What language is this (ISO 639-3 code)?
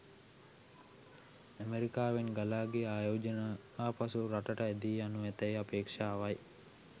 sin